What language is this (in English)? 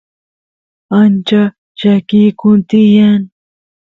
Santiago del Estero Quichua